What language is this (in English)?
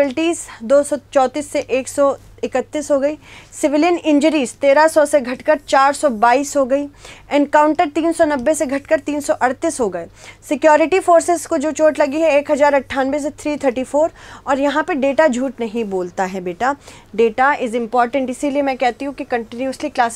Hindi